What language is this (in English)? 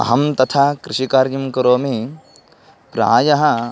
Sanskrit